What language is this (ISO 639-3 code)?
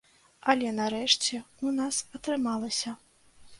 bel